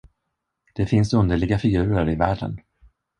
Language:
Swedish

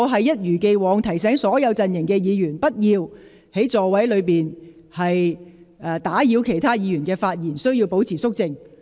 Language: Cantonese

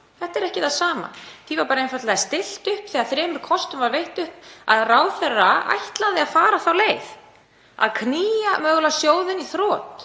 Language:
Icelandic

